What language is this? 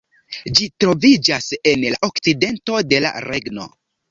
Esperanto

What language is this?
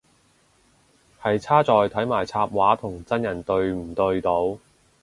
Cantonese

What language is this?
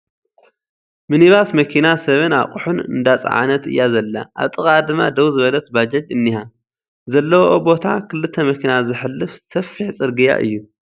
Tigrinya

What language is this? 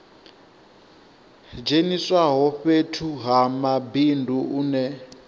Venda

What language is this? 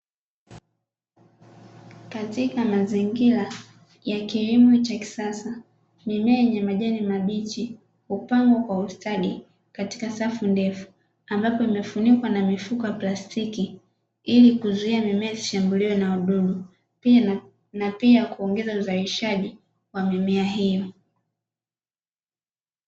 Swahili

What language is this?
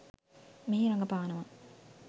Sinhala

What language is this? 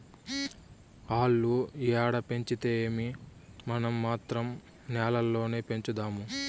Telugu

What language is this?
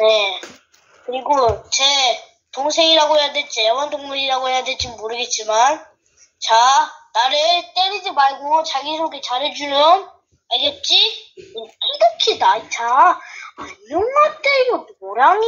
Korean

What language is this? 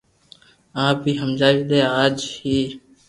Loarki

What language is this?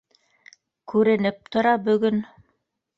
Bashkir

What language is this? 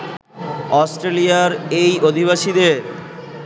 Bangla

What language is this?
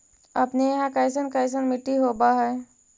Magahi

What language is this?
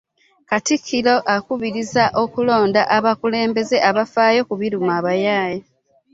Ganda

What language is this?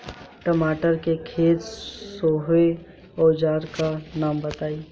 Bhojpuri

